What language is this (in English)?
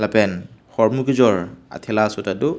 Karbi